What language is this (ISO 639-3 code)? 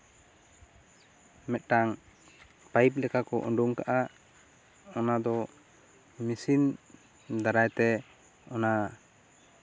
sat